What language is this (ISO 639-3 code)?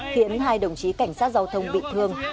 vie